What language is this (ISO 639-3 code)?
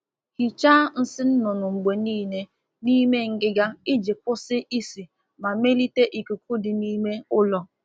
ibo